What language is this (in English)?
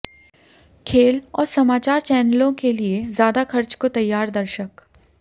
Hindi